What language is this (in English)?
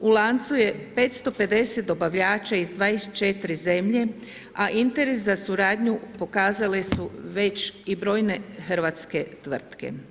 Croatian